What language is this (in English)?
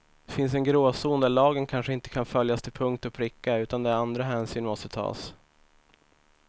Swedish